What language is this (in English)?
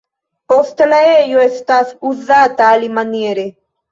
Esperanto